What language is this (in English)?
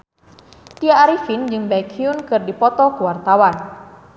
Sundanese